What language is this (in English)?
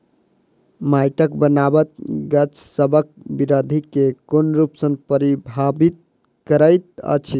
Maithili